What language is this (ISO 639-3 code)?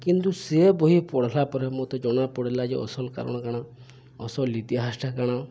ori